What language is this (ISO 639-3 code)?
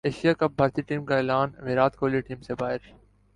urd